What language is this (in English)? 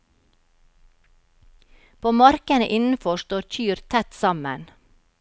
Norwegian